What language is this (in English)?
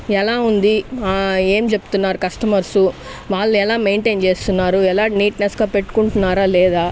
Telugu